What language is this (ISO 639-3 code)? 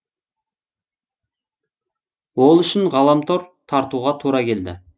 kaz